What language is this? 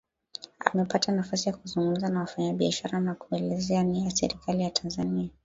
Swahili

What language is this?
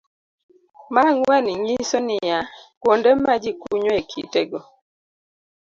Luo (Kenya and Tanzania)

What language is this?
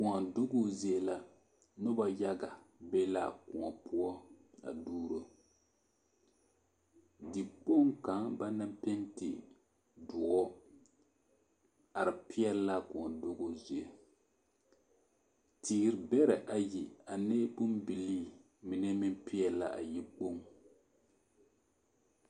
Southern Dagaare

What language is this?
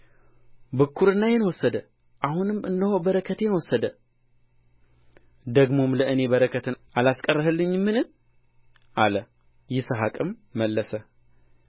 Amharic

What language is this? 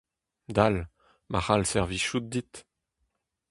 Breton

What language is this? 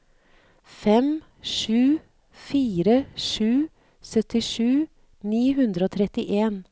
Norwegian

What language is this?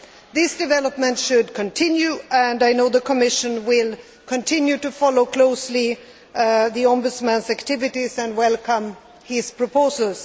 English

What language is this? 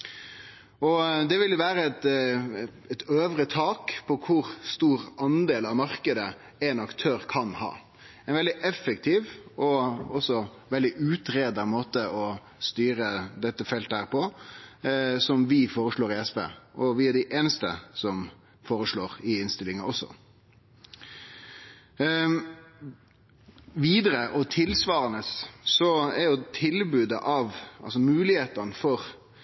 Norwegian Nynorsk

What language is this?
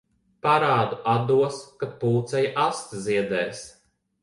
Latvian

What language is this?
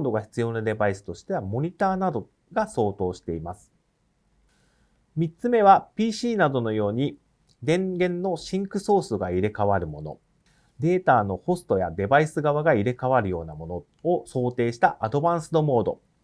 Japanese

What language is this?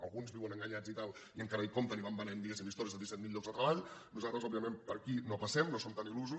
Catalan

